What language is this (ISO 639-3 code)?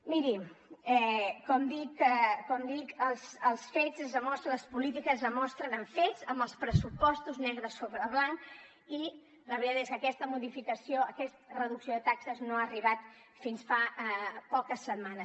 cat